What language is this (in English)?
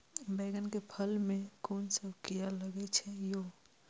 Maithili